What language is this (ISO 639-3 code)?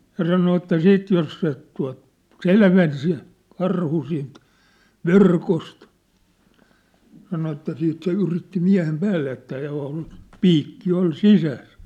fin